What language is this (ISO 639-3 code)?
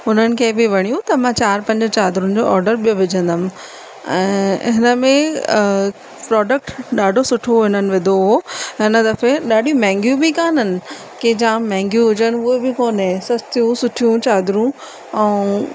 snd